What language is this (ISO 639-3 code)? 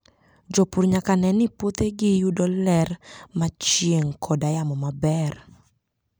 luo